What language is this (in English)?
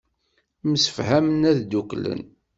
Kabyle